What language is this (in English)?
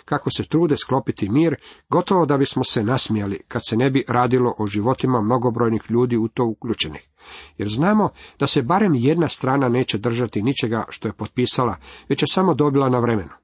Croatian